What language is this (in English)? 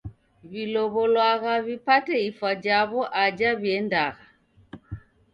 Taita